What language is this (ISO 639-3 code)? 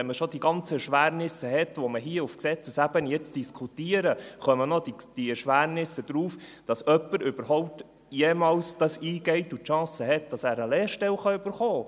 gsw